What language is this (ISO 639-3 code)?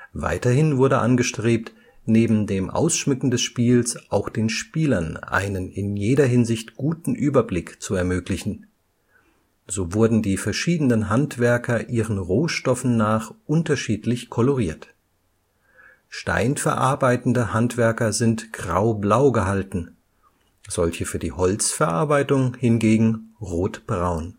deu